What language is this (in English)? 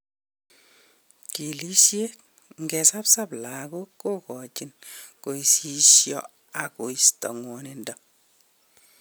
Kalenjin